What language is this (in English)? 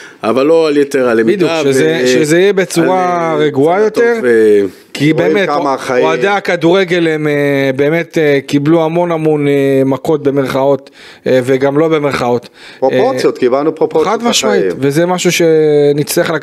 Hebrew